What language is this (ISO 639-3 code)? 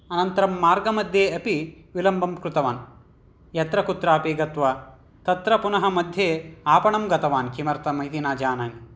san